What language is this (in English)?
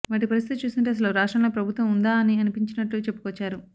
Telugu